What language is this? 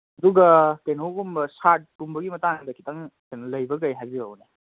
Manipuri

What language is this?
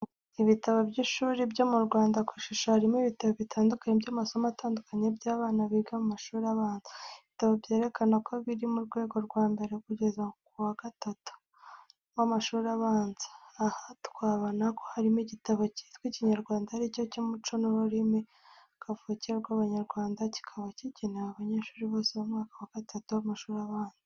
Kinyarwanda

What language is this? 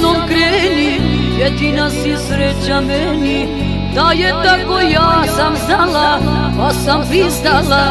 Japanese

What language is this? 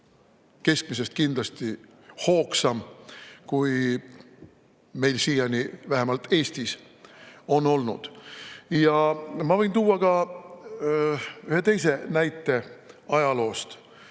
Estonian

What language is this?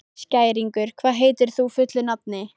Icelandic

